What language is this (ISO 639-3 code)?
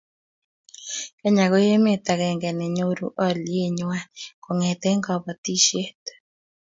kln